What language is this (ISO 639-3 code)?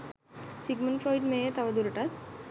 sin